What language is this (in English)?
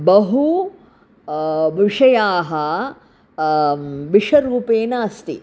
Sanskrit